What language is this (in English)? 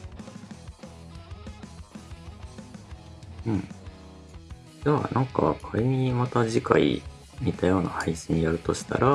Japanese